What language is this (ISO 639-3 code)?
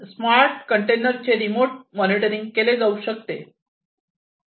mar